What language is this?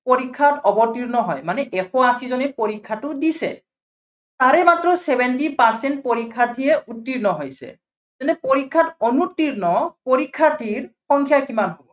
Assamese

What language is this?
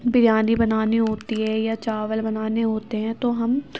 Urdu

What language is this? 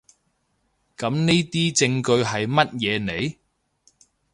Cantonese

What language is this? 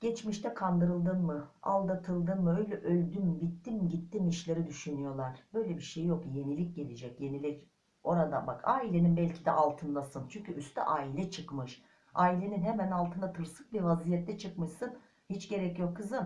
Turkish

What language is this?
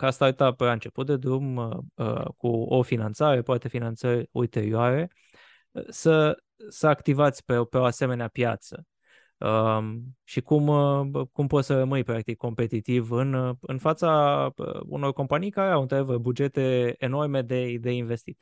Romanian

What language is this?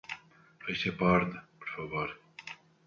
Portuguese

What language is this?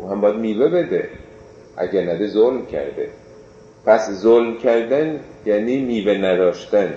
Persian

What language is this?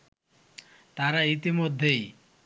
Bangla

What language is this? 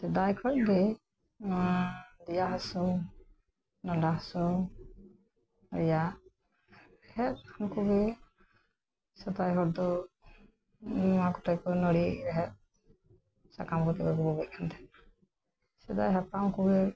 Santali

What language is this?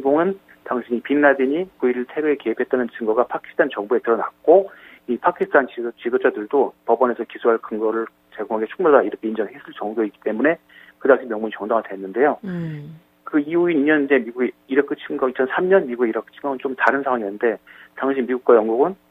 Korean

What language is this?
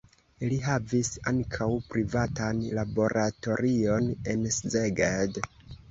Esperanto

